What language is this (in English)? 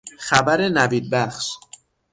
Persian